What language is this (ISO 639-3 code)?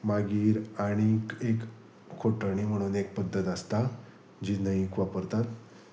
kok